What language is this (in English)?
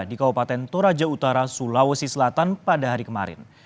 Indonesian